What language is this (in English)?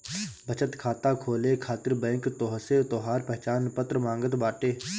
Bhojpuri